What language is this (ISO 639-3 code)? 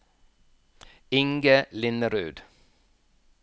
nor